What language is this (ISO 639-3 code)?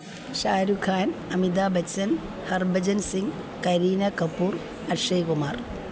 mal